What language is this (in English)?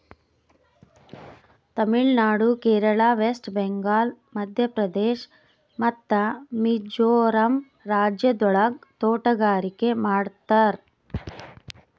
Kannada